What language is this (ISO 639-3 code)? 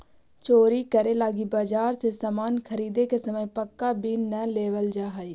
mag